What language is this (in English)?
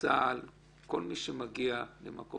Hebrew